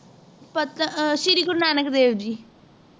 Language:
Punjabi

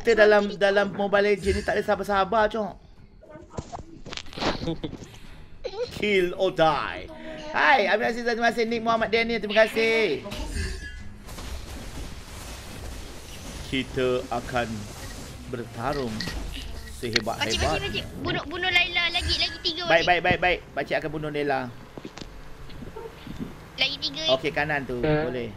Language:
Malay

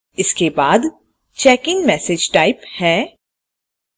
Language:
Hindi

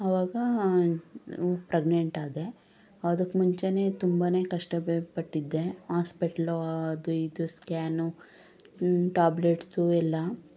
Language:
Kannada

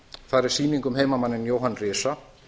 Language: Icelandic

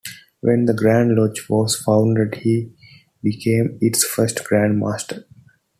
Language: English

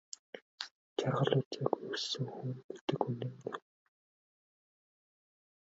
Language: Mongolian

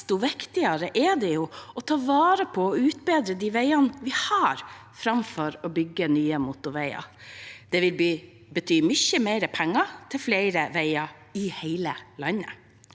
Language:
Norwegian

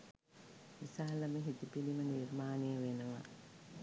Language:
Sinhala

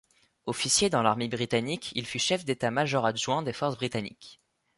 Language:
French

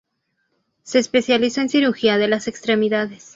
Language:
Spanish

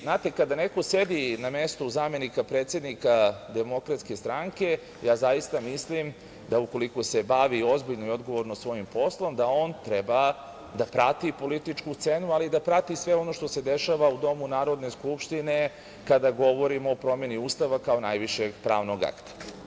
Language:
Serbian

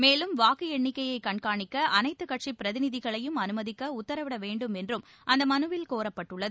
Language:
Tamil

